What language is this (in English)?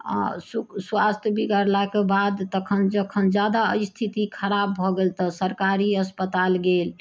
Maithili